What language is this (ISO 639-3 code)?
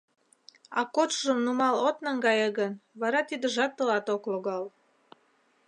chm